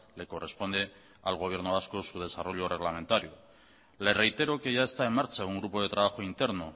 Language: Spanish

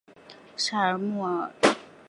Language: Chinese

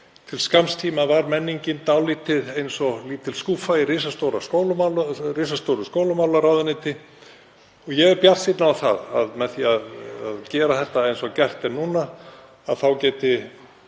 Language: Icelandic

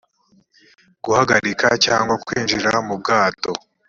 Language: Kinyarwanda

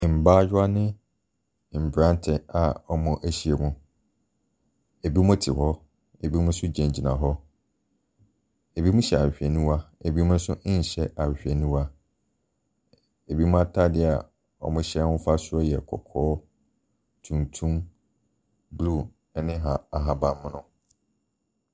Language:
Akan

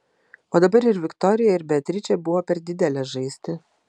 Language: Lithuanian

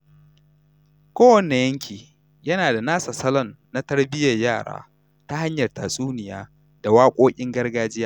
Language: Hausa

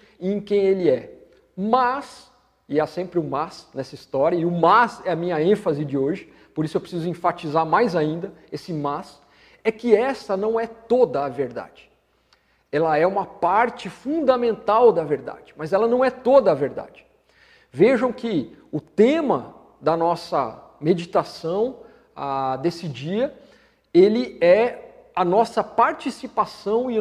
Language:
Portuguese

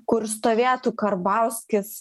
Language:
Lithuanian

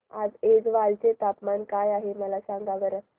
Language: Marathi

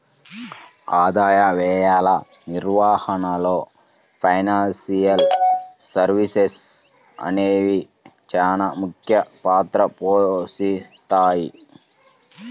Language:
Telugu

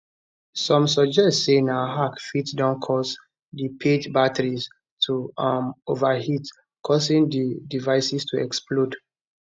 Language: Nigerian Pidgin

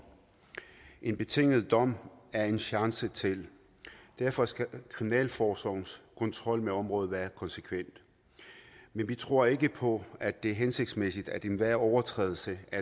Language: Danish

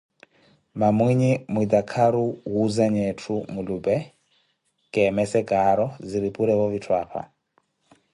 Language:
Koti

